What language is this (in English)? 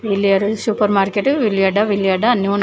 Telugu